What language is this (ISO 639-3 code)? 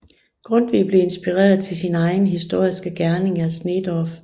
dan